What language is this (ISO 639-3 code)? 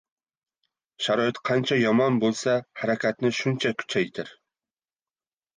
uzb